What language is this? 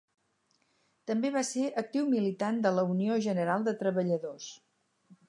Catalan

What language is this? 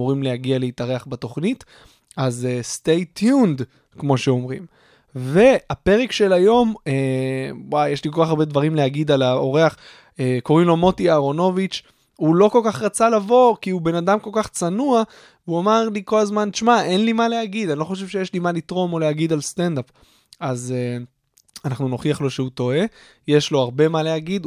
Hebrew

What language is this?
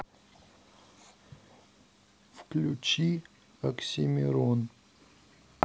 Russian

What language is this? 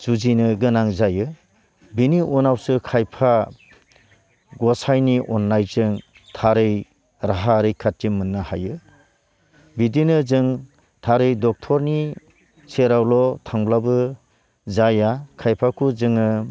Bodo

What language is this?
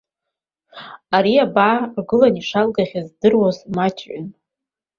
Abkhazian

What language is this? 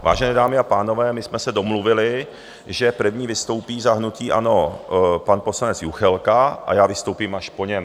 Czech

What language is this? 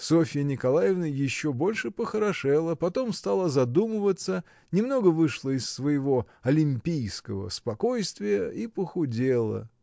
Russian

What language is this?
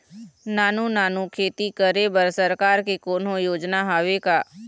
Chhattisgarhi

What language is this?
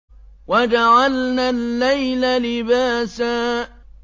Arabic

